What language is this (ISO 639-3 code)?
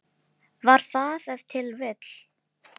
isl